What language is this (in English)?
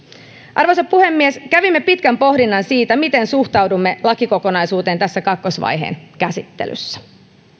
Finnish